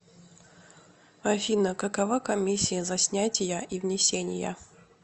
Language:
Russian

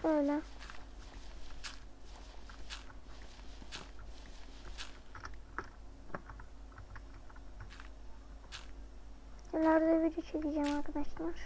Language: Turkish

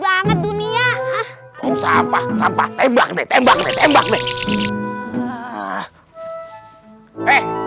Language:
Indonesian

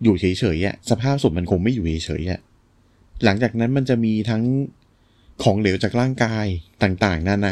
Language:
Thai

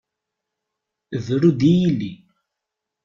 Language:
Kabyle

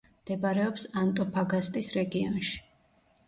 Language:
Georgian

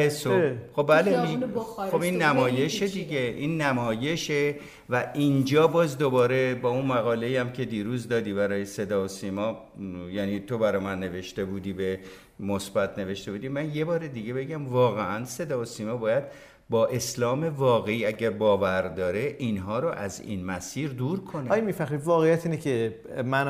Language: Persian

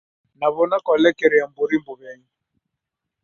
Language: Taita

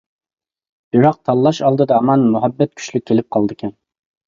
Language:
Uyghur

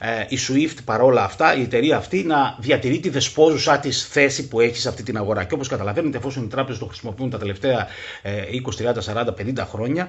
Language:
Greek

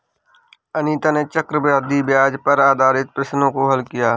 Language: Hindi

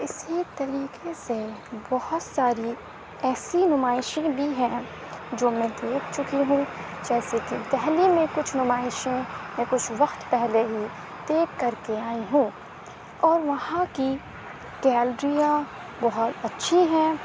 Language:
Urdu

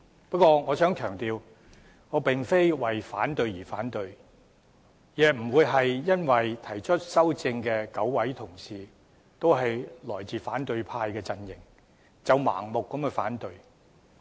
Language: Cantonese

